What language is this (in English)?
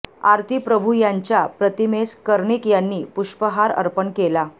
Marathi